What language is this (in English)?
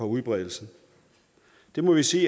Danish